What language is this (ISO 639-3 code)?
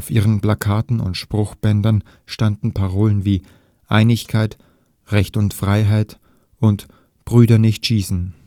deu